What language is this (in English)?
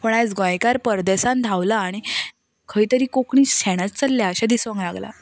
Konkani